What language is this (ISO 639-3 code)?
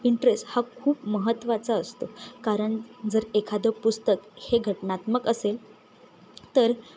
mar